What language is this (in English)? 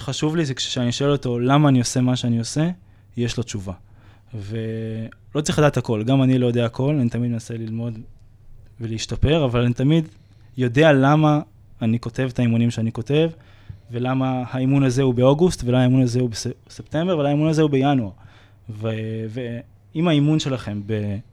Hebrew